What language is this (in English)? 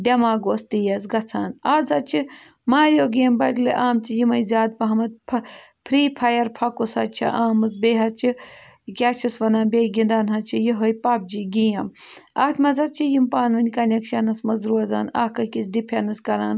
Kashmiri